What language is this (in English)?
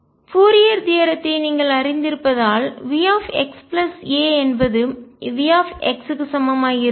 Tamil